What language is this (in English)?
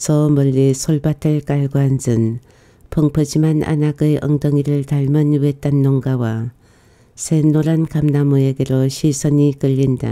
Korean